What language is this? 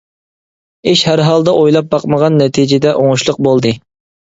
Uyghur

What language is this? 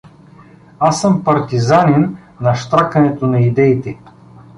Bulgarian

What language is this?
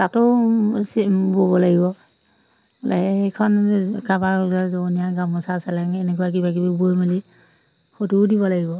Assamese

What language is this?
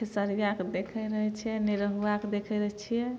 Maithili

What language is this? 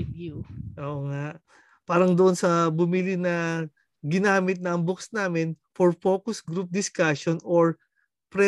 Filipino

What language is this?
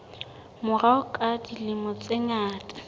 Southern Sotho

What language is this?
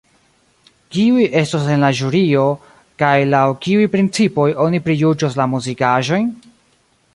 Esperanto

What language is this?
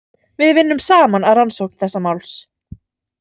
Icelandic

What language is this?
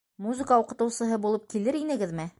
Bashkir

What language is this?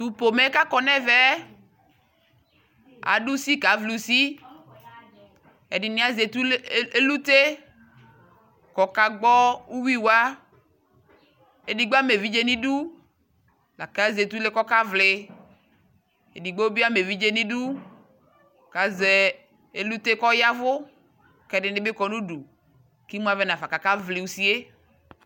Ikposo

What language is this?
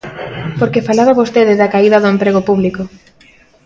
Galician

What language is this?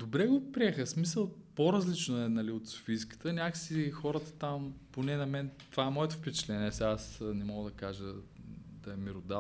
Bulgarian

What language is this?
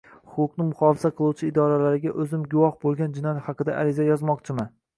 Uzbek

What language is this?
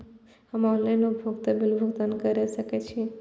Maithili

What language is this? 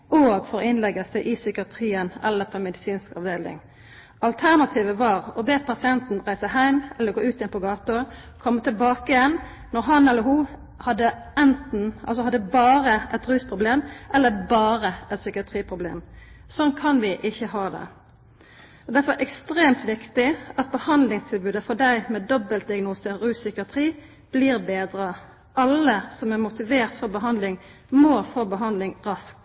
Norwegian Bokmål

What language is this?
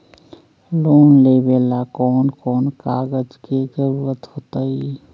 Magahi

